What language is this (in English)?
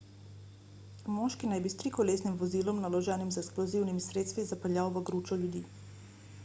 Slovenian